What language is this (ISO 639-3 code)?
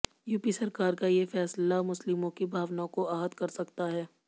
hin